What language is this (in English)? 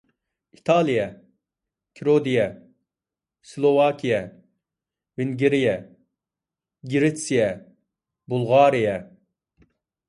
Uyghur